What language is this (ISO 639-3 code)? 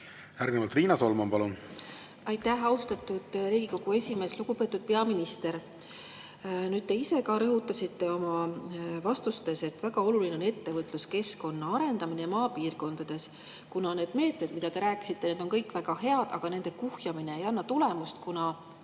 est